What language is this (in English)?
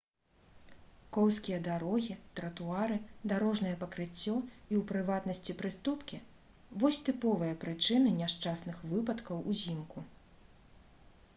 Belarusian